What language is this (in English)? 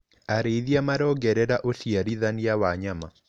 Kikuyu